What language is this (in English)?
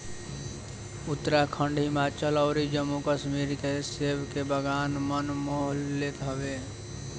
Bhojpuri